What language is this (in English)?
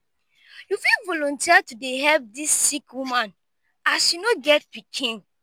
Nigerian Pidgin